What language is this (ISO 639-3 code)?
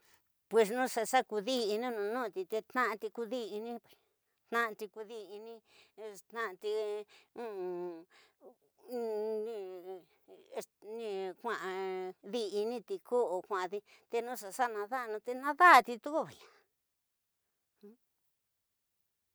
mtx